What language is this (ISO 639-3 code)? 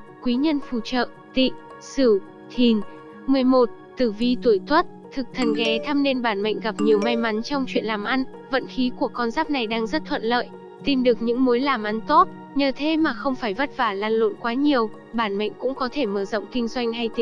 vie